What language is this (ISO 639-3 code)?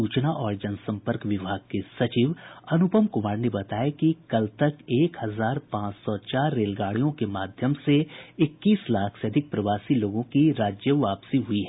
hin